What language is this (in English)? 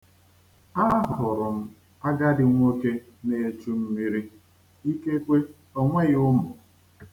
Igbo